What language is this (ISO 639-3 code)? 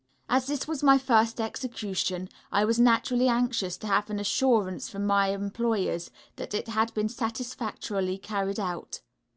eng